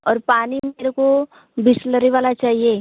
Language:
Hindi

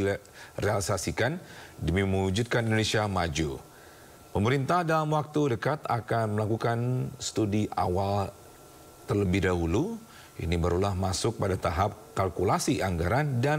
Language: Indonesian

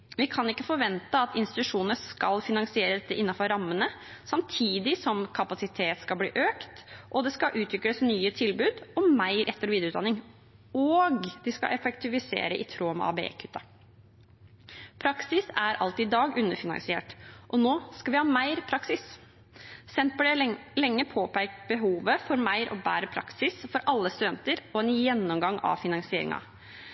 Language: Norwegian Bokmål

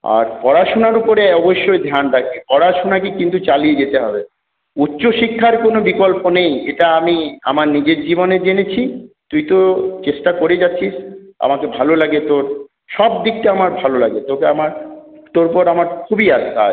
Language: Bangla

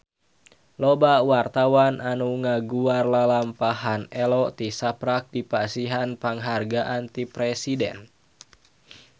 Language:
Sundanese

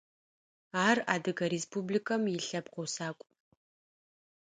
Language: Adyghe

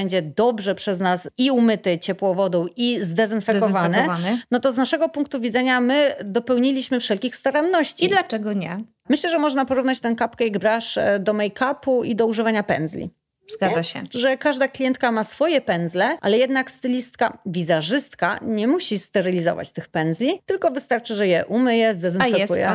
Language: Polish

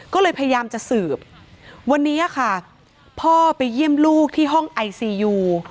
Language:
Thai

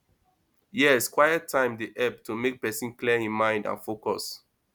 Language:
Nigerian Pidgin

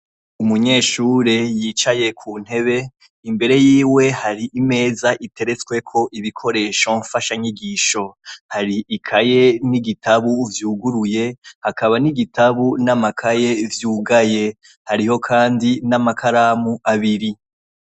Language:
Rundi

